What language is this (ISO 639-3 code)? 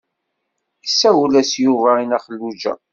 kab